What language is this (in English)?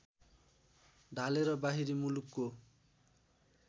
Nepali